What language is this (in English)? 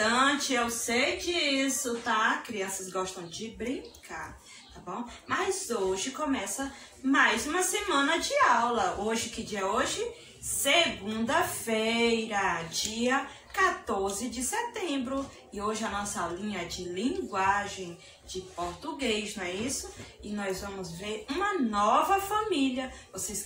Portuguese